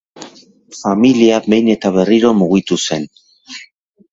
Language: Basque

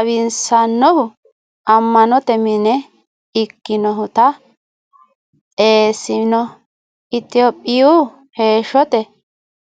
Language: Sidamo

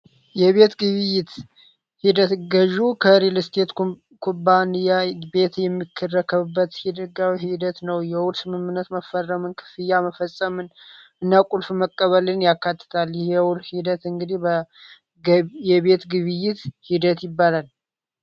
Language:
Amharic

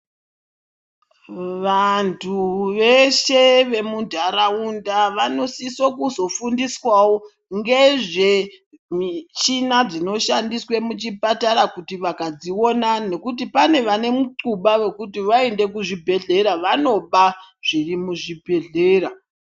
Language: Ndau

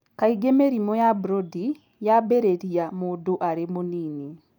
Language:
Kikuyu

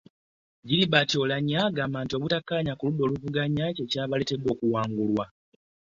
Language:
Ganda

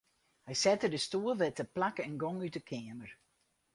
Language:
Western Frisian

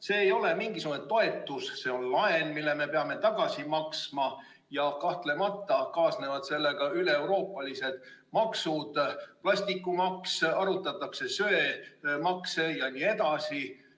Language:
Estonian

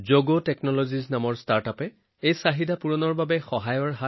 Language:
Assamese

